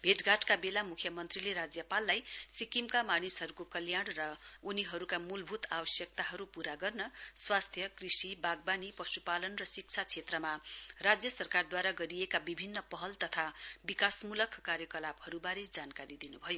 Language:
Nepali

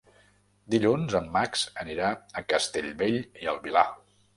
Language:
Catalan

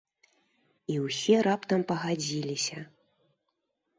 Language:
Belarusian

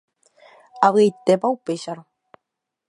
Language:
Guarani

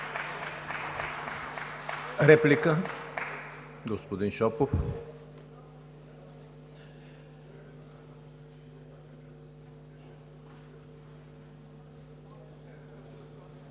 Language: Bulgarian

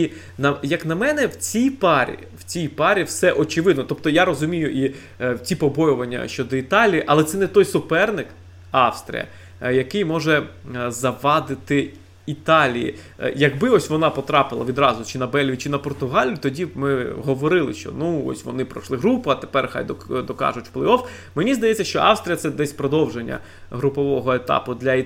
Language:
Ukrainian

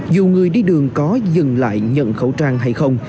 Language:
Vietnamese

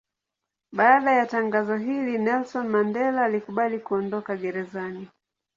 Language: Swahili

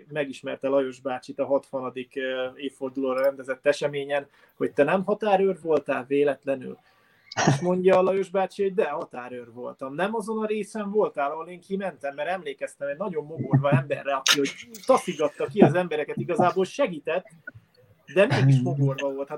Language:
Hungarian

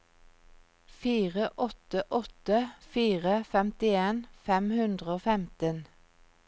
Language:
Norwegian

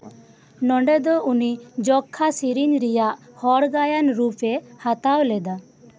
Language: Santali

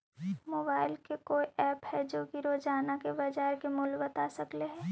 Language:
Magahi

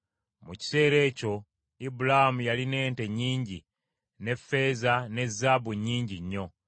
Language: Ganda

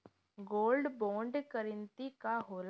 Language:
Bhojpuri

